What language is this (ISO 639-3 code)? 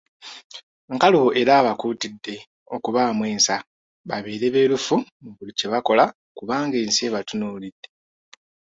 lug